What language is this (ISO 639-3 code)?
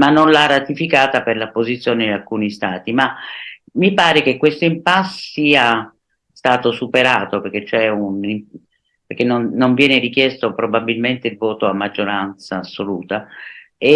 ita